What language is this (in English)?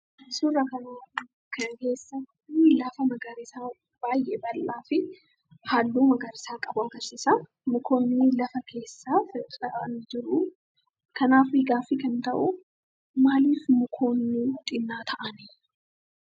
Oromo